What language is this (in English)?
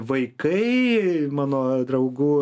Lithuanian